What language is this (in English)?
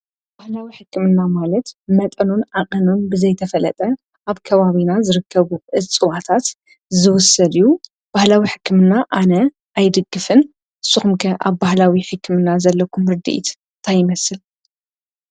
Tigrinya